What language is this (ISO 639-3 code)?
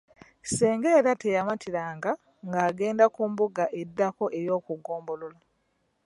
lug